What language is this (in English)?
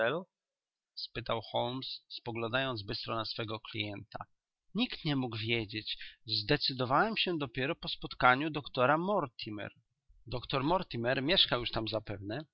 Polish